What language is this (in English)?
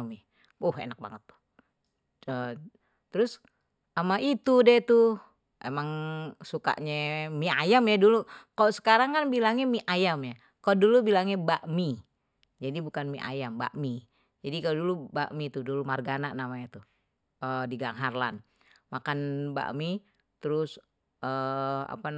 Betawi